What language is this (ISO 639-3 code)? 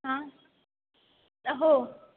mar